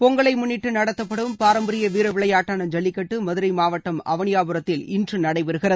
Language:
Tamil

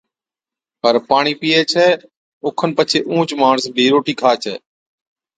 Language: Od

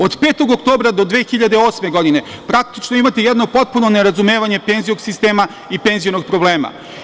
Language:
Serbian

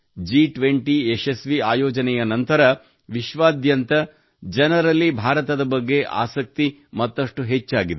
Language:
Kannada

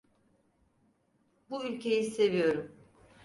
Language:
Turkish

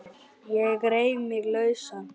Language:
Icelandic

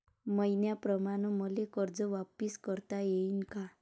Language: Marathi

